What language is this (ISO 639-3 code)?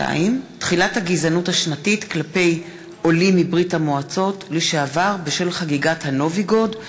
heb